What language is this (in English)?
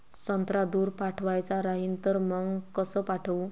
Marathi